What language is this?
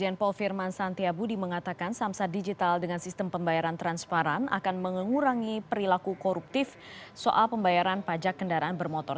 Indonesian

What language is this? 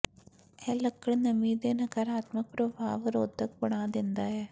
Punjabi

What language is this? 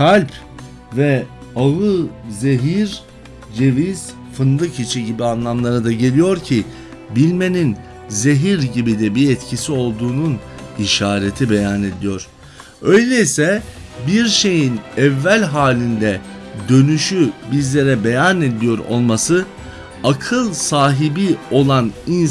Turkish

